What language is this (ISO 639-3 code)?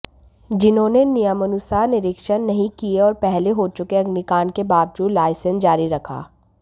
hin